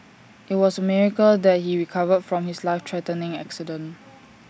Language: English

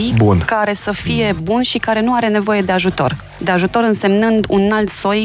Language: Romanian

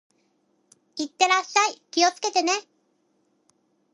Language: Japanese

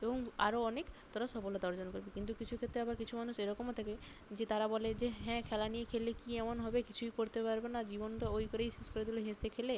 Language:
Bangla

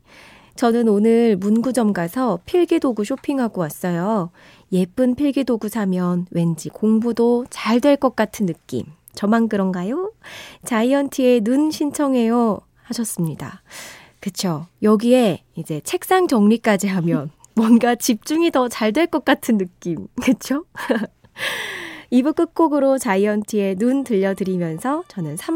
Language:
Korean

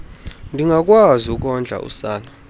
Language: Xhosa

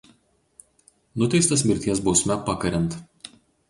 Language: Lithuanian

